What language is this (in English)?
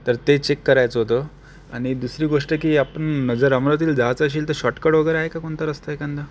Marathi